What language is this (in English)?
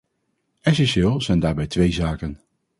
Dutch